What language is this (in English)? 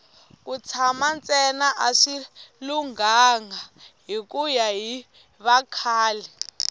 Tsonga